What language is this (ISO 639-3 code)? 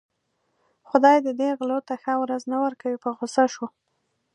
pus